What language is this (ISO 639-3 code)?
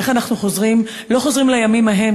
heb